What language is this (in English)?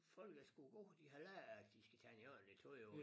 Danish